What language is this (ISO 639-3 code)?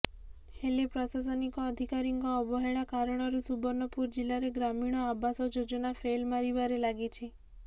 ori